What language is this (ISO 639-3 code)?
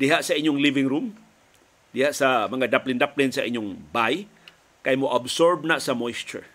fil